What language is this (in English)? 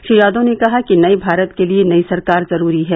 Hindi